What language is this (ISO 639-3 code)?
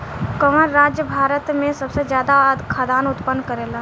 bho